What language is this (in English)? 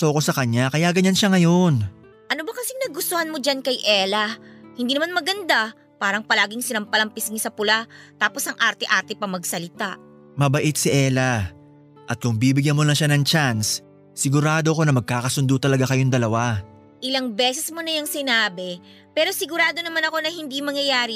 Filipino